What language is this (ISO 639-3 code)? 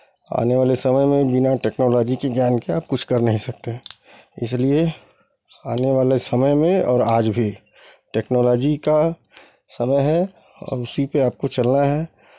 hin